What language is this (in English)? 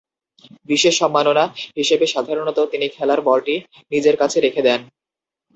Bangla